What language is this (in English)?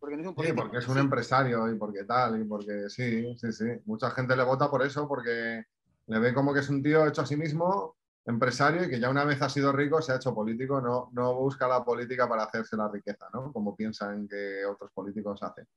Spanish